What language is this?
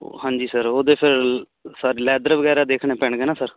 Punjabi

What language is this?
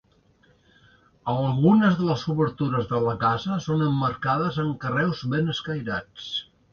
Catalan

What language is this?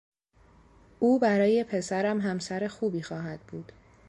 Persian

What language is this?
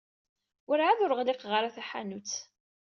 Kabyle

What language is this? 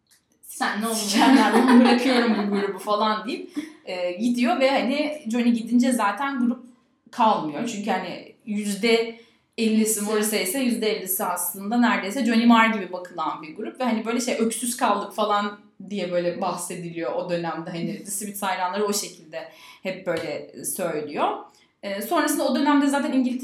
Turkish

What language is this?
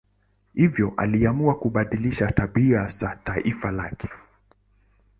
Swahili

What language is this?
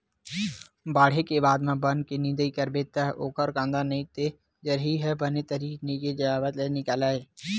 Chhattisgarhi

